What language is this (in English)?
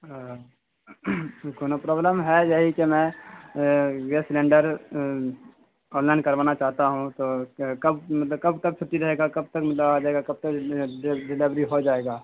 Urdu